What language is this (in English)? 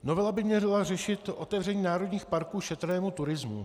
Czech